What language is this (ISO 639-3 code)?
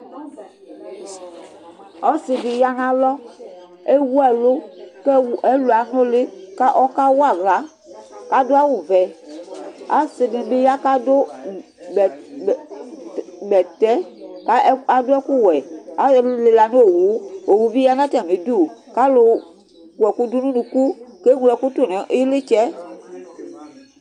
kpo